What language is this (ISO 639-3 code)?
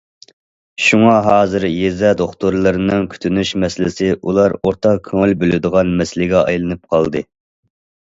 uig